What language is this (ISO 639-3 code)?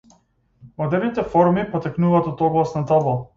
mkd